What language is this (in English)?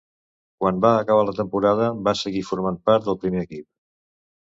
Catalan